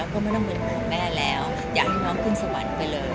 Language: Thai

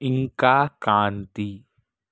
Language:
Telugu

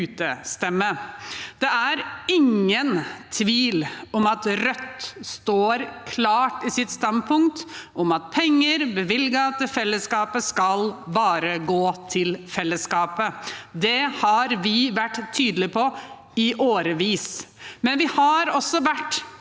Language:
Norwegian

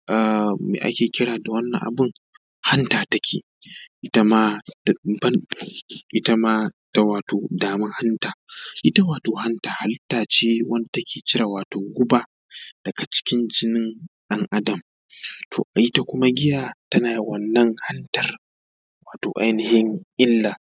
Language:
Hausa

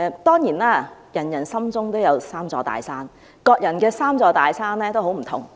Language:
Cantonese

